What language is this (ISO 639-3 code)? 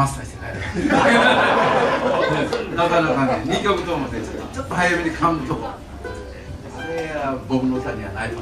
jpn